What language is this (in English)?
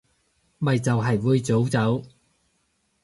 Cantonese